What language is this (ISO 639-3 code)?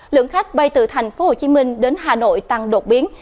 vie